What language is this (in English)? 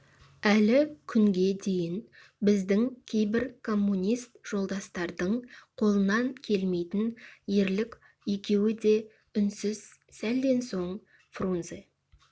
Kazakh